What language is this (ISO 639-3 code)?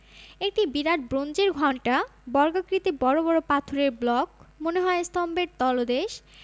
ben